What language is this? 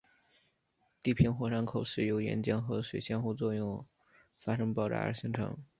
Chinese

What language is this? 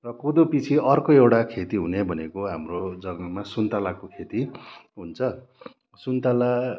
Nepali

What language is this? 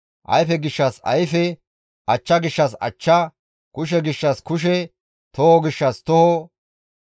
Gamo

